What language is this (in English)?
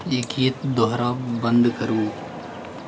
Maithili